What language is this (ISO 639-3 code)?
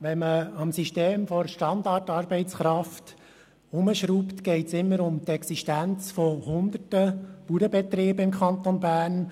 gsw